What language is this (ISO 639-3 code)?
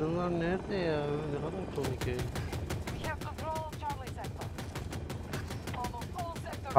deu